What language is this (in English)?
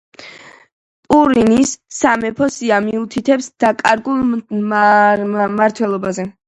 Georgian